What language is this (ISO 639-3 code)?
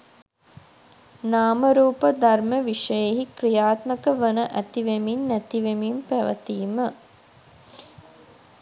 sin